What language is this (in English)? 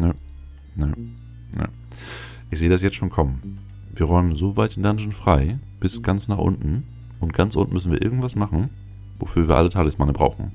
German